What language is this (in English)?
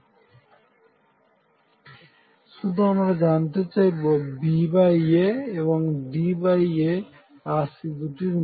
Bangla